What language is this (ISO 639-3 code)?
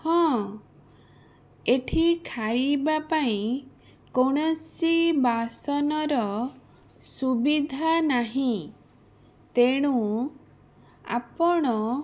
ori